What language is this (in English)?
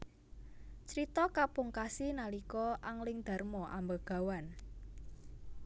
Javanese